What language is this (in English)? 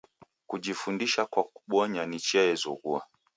Taita